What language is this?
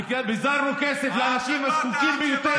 Hebrew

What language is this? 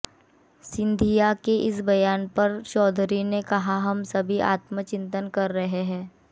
Hindi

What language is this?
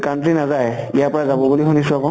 Assamese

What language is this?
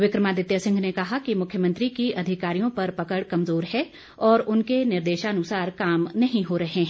Hindi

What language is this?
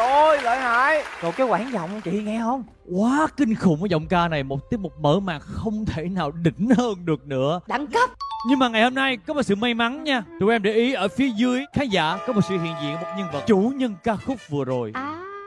Vietnamese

